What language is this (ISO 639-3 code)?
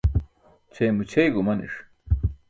bsk